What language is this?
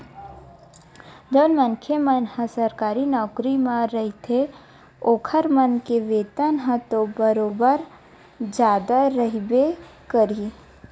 Chhattisgarhi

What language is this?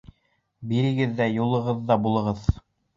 Bashkir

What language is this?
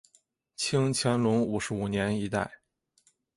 Chinese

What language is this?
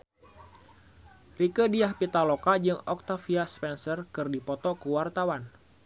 Sundanese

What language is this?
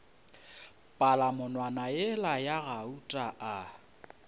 Northern Sotho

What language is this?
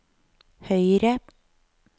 Norwegian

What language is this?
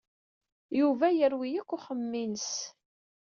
Kabyle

